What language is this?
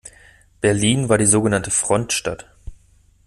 German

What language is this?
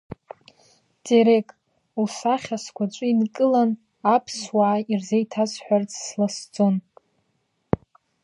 Abkhazian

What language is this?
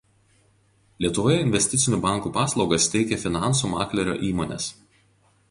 Lithuanian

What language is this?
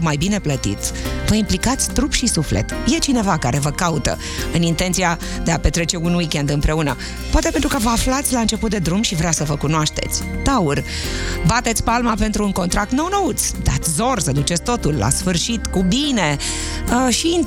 Romanian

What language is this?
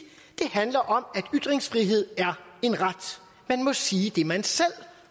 Danish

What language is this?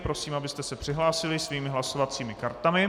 Czech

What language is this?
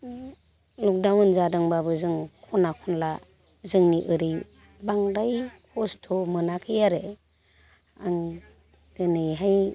Bodo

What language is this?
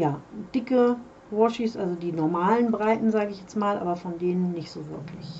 German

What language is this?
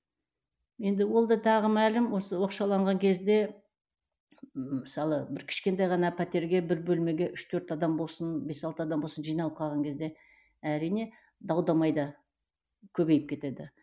Kazakh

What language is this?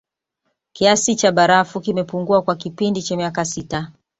Swahili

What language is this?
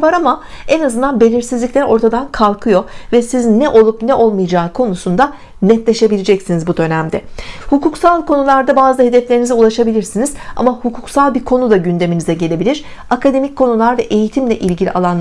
Turkish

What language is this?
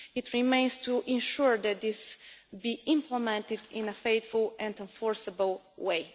English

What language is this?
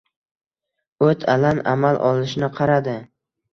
Uzbek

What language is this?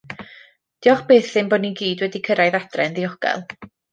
Welsh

